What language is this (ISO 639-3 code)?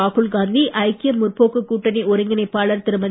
tam